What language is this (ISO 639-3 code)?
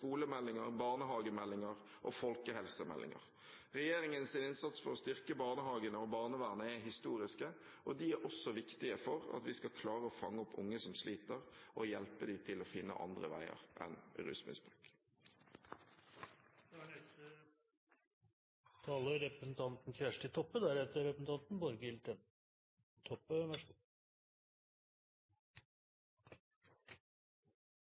nor